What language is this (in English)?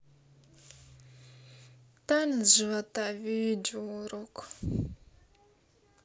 Russian